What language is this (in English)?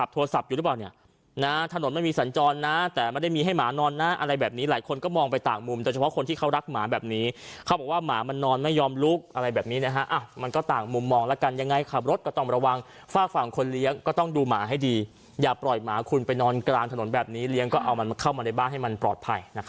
Thai